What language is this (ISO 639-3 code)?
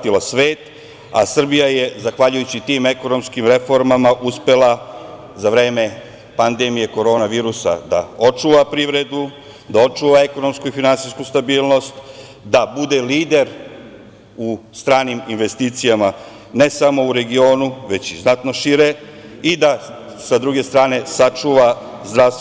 srp